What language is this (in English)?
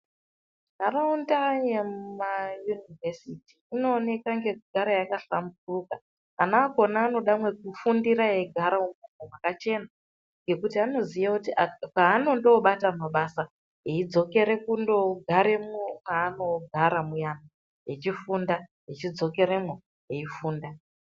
Ndau